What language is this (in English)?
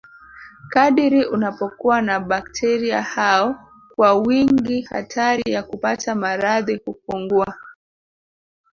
Swahili